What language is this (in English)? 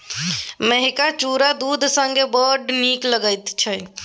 Maithili